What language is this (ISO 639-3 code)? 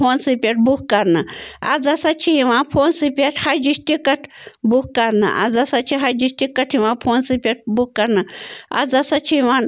kas